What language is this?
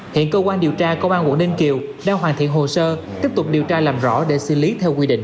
Vietnamese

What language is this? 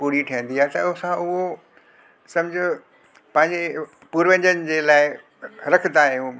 Sindhi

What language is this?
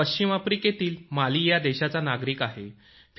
Marathi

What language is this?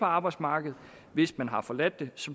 Danish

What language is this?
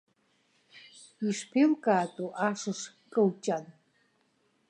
Abkhazian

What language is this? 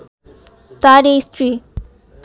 Bangla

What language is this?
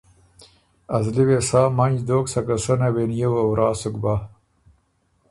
Ormuri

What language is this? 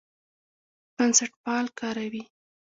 Pashto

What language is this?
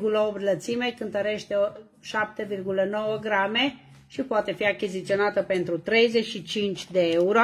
Romanian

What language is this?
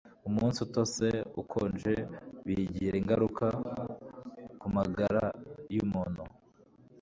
Kinyarwanda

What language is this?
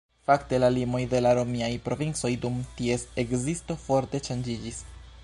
Esperanto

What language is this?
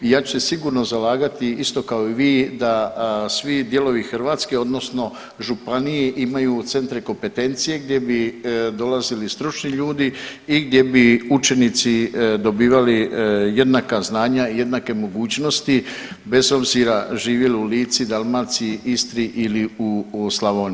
Croatian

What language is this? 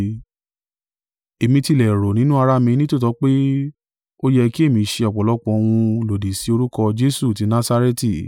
Yoruba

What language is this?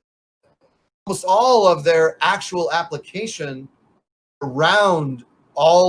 English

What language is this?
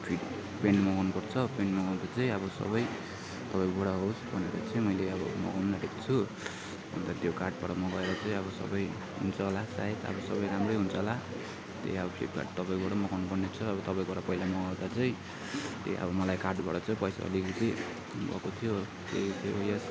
Nepali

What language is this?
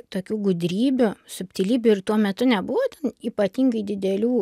Lithuanian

